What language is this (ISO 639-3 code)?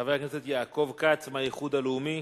heb